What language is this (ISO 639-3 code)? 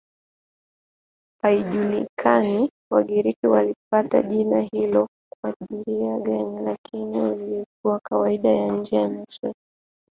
swa